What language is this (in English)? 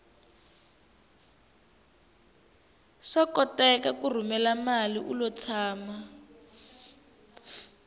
Tsonga